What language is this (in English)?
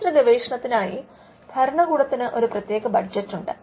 Malayalam